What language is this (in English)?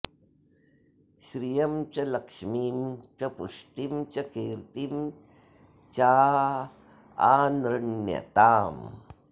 Sanskrit